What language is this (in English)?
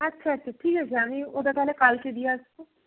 Bangla